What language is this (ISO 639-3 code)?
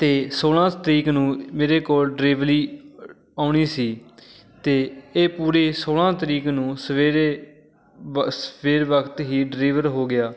pan